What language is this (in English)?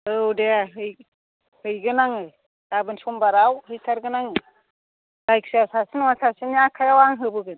Bodo